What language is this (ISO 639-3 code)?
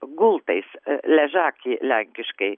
lit